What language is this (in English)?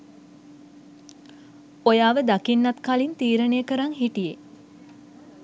Sinhala